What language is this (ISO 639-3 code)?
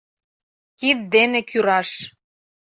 chm